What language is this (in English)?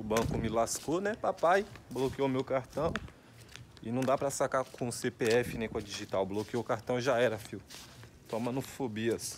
Portuguese